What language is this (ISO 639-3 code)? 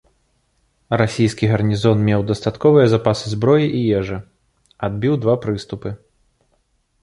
bel